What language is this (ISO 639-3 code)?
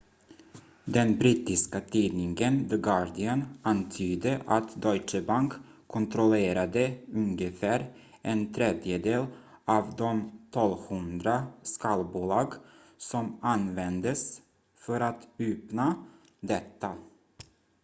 swe